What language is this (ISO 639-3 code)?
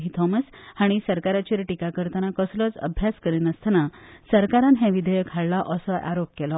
kok